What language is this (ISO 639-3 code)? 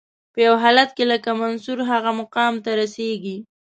pus